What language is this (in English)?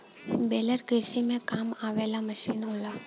Bhojpuri